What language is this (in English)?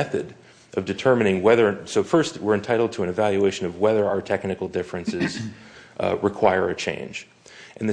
English